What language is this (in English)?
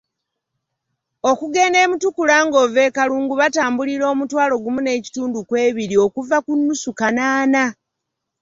Ganda